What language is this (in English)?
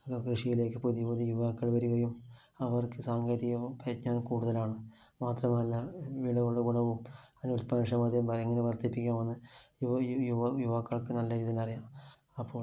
Malayalam